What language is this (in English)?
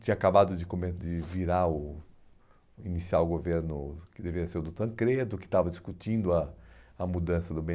Portuguese